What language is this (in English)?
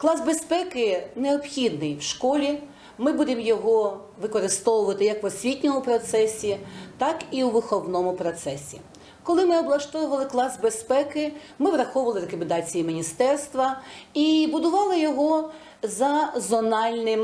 Ukrainian